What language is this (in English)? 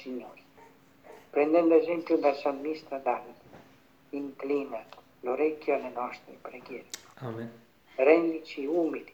Italian